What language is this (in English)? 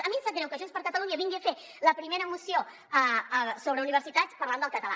Catalan